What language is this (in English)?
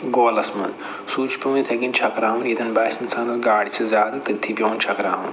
Kashmiri